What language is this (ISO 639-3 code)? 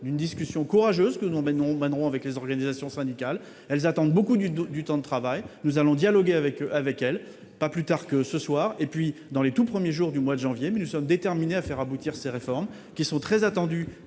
fra